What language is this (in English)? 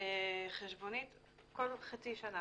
Hebrew